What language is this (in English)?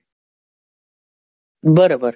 Gujarati